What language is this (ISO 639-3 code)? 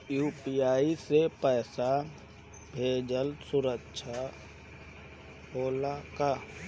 bho